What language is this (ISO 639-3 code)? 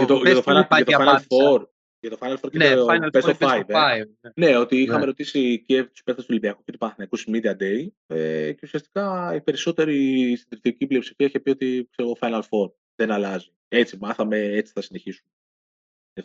ell